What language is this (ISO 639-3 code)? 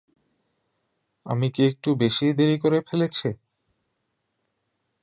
ben